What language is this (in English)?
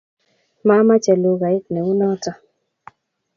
Kalenjin